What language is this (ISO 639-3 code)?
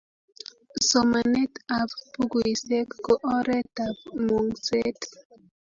kln